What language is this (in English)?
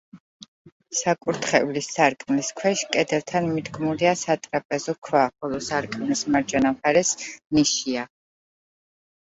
Georgian